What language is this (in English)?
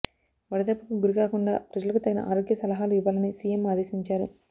Telugu